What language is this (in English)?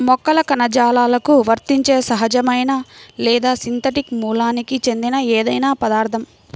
Telugu